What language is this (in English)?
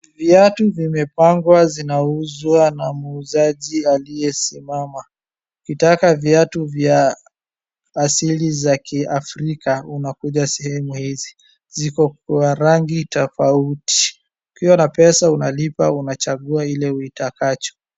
Swahili